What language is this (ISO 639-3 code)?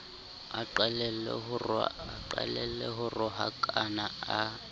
sot